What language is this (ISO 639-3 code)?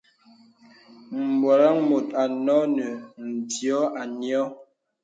beb